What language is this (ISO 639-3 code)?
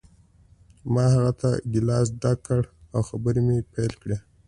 pus